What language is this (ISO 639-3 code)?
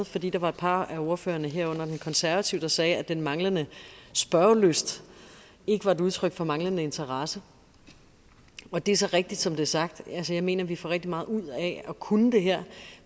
dan